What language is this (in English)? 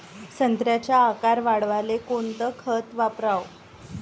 Marathi